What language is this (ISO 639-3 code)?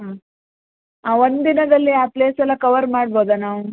kan